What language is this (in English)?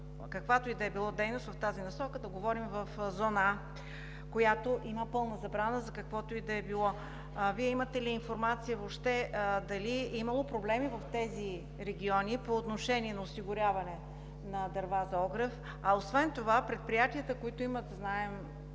Bulgarian